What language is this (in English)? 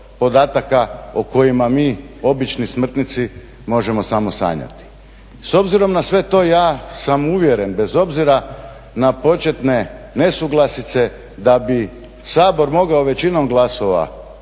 Croatian